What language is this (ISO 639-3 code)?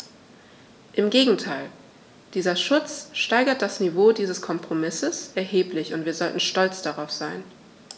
deu